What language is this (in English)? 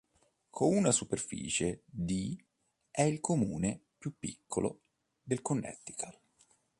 Italian